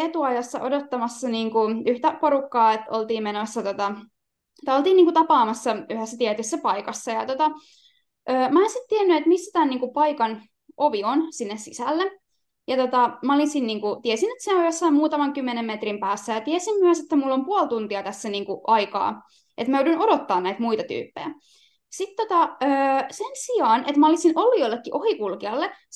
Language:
Finnish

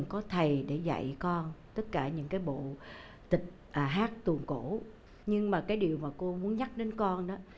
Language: Vietnamese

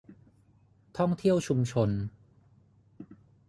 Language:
Thai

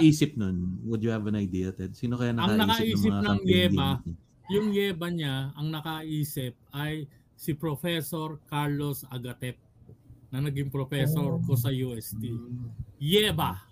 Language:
Filipino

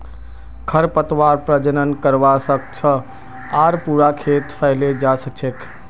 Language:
Magahi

